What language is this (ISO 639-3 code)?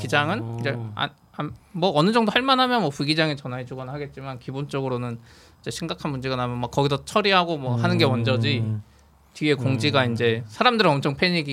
kor